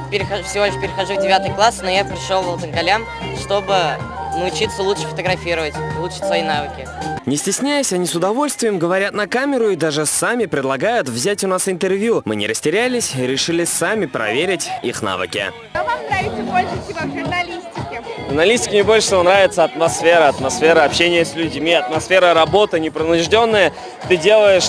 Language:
Russian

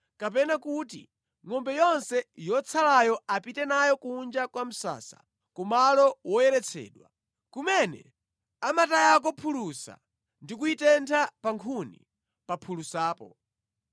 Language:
Nyanja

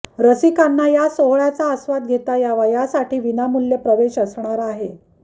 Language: Marathi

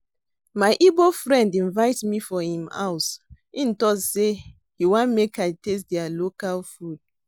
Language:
Nigerian Pidgin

